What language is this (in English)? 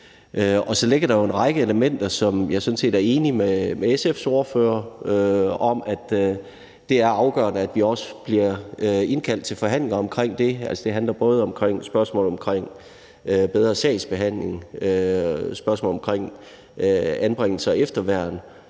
Danish